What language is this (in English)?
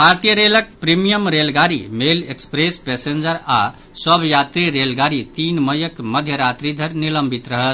Maithili